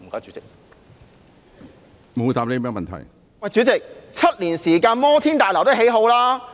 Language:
Cantonese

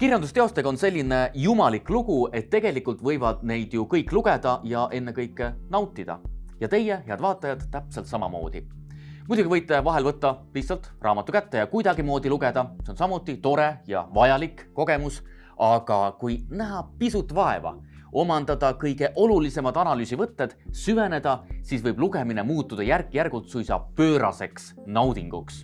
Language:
Estonian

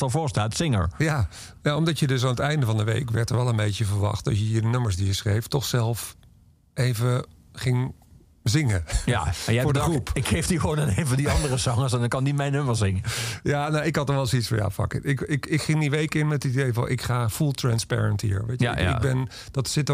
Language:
Dutch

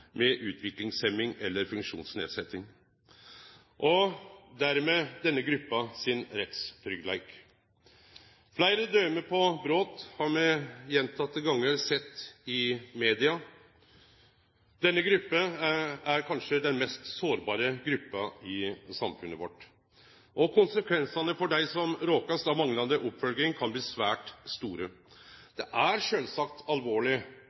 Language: Norwegian Nynorsk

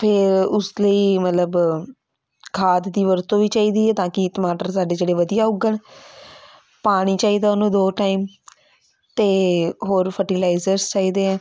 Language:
Punjabi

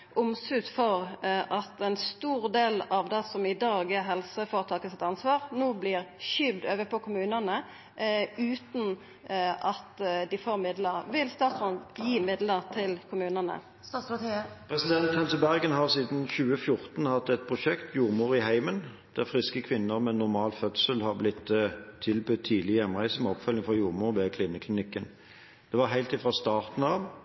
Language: Norwegian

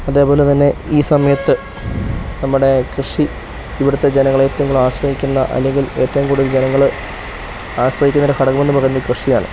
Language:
Malayalam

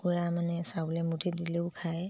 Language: Assamese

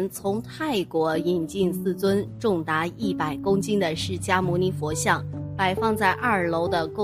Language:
Chinese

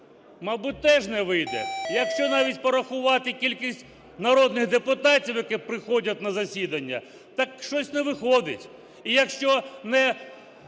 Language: Ukrainian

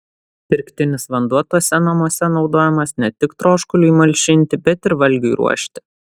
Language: Lithuanian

